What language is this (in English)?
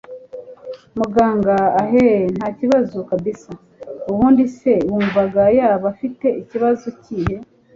Kinyarwanda